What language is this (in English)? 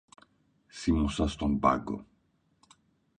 Greek